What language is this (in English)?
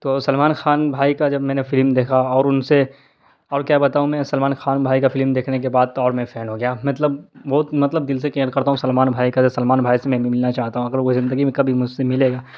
Urdu